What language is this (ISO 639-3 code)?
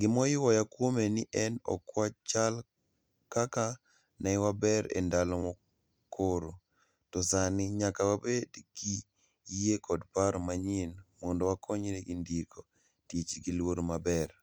luo